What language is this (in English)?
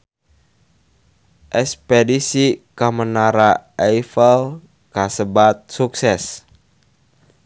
Sundanese